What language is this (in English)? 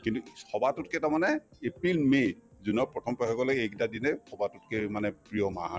Assamese